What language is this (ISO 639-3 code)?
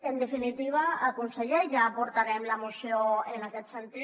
cat